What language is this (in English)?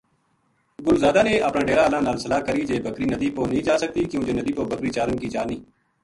Gujari